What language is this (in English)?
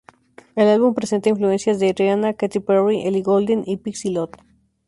Spanish